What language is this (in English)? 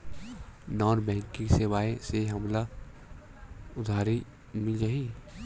Chhattisgarhi